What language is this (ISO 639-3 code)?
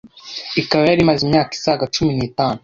kin